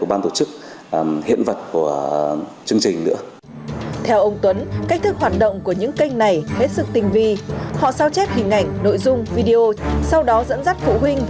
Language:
Vietnamese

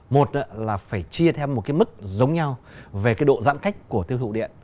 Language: Vietnamese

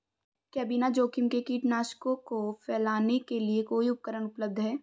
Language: Hindi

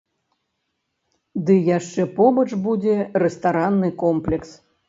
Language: Belarusian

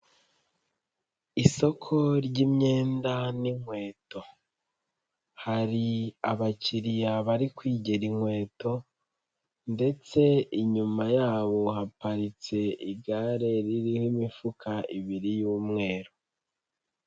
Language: Kinyarwanda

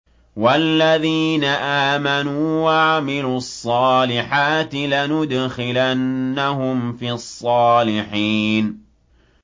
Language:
Arabic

